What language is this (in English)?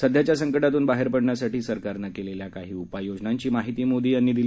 Marathi